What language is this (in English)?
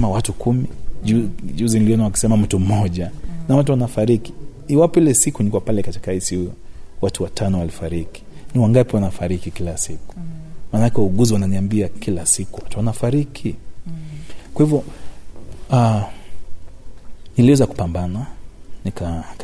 Swahili